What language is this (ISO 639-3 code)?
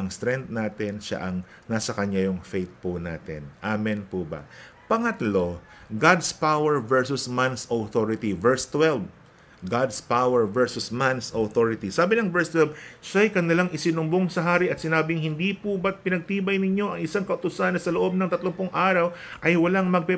fil